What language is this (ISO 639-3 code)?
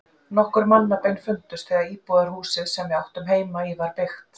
isl